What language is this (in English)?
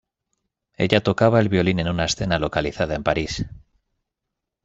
Spanish